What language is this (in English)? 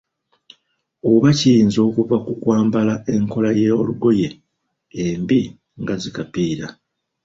Ganda